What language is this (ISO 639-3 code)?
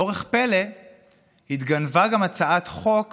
heb